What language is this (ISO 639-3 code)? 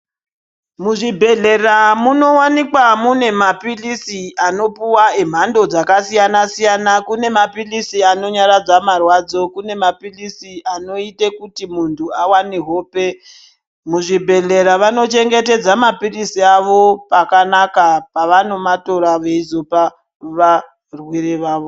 ndc